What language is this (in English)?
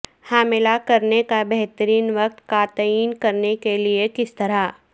Urdu